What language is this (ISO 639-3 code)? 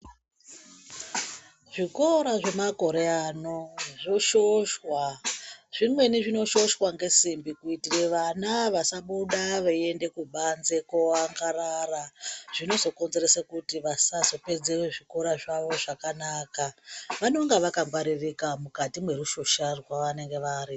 ndc